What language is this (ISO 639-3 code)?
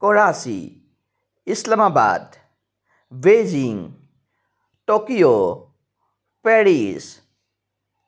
asm